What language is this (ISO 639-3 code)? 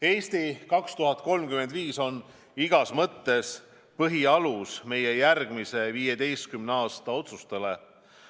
est